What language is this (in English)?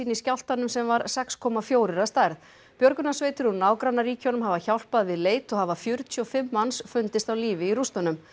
Icelandic